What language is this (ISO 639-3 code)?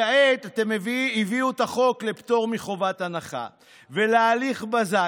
heb